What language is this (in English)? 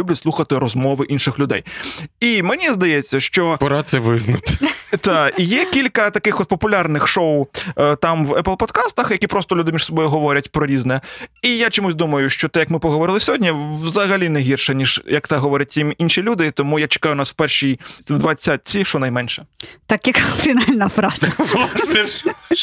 Ukrainian